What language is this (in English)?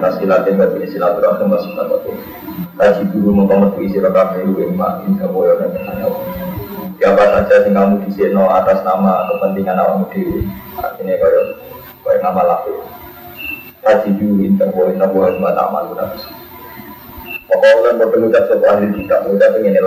Indonesian